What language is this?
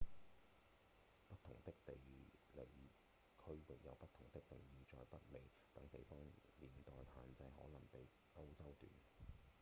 Cantonese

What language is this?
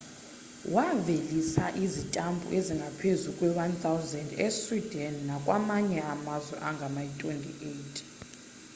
Xhosa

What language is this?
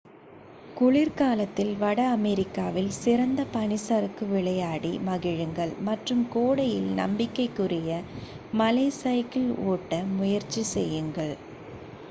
Tamil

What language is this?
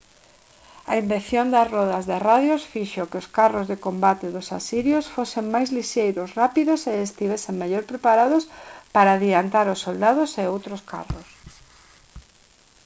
Galician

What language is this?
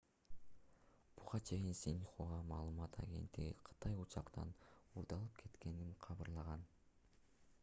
Kyrgyz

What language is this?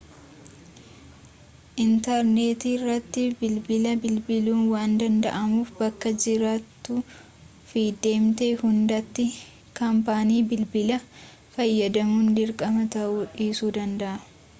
Oromo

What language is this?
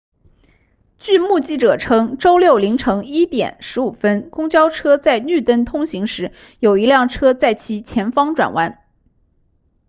Chinese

